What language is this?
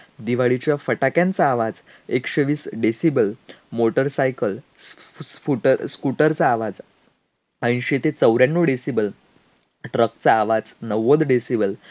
Marathi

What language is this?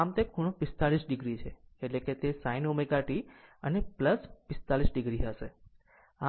Gujarati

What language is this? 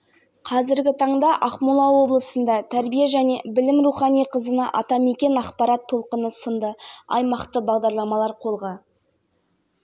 Kazakh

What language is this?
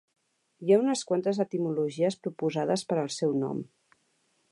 Catalan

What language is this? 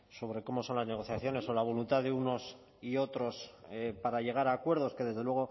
Spanish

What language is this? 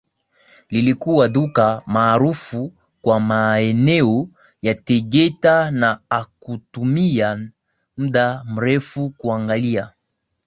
Swahili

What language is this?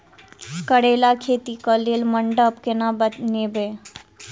Maithili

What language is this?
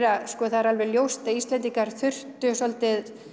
Icelandic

